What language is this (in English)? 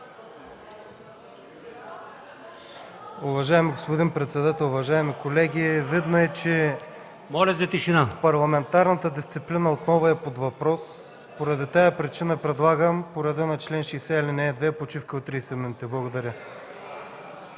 Bulgarian